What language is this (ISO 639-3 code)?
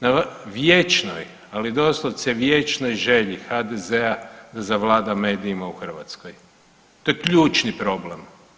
hrv